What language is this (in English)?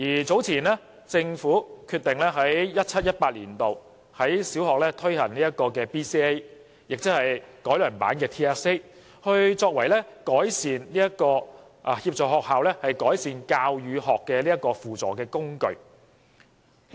Cantonese